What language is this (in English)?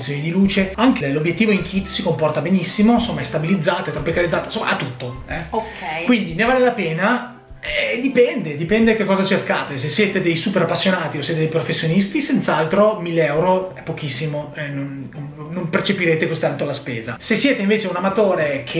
Italian